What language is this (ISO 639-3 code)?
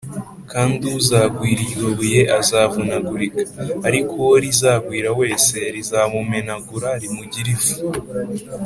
kin